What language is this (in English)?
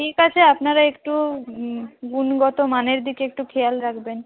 Bangla